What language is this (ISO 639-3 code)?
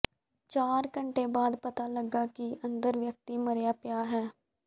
pan